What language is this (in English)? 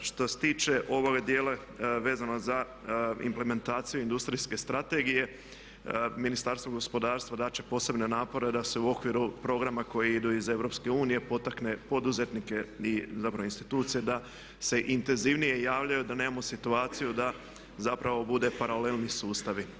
Croatian